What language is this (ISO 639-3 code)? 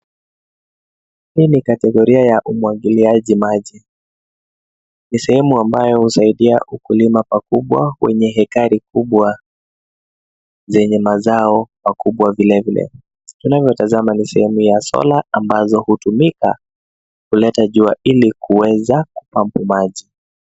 swa